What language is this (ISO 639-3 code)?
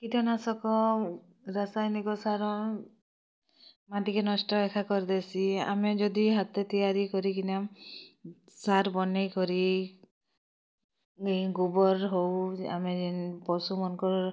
ori